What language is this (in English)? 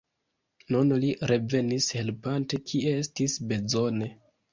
Esperanto